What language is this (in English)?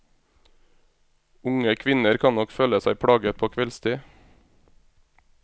Norwegian